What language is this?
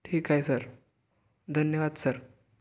Marathi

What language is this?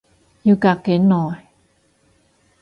Cantonese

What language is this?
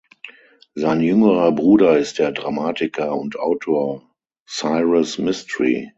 German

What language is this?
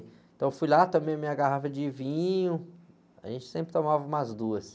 Portuguese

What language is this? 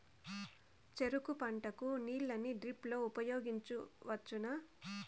Telugu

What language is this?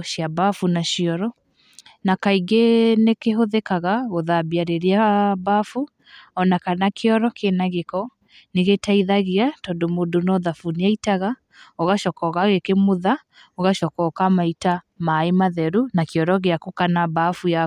Kikuyu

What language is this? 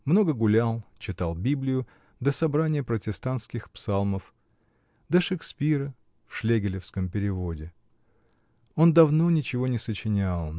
Russian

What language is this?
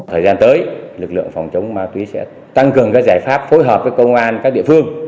Vietnamese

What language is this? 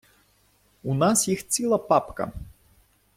Ukrainian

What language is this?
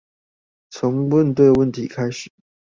Chinese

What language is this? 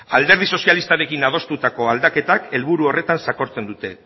Basque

